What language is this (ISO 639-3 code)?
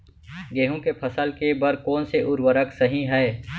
hne